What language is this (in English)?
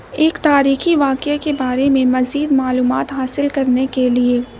Urdu